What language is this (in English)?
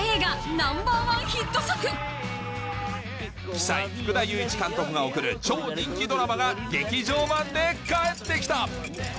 Japanese